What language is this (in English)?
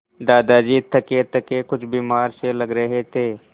Hindi